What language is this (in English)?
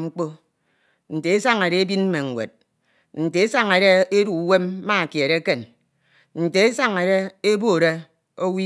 Ito